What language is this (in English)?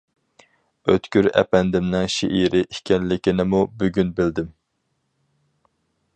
Uyghur